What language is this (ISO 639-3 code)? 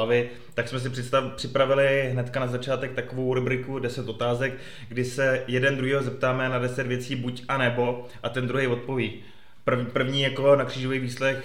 ces